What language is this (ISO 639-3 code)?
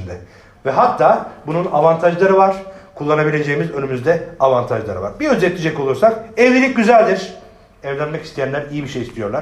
tur